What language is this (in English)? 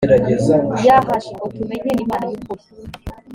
Kinyarwanda